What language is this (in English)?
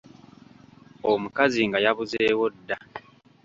Ganda